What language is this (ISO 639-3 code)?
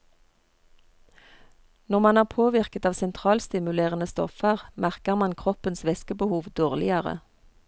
nor